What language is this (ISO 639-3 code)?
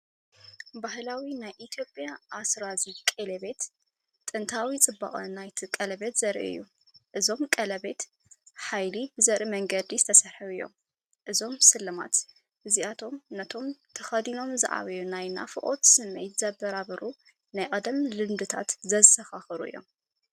tir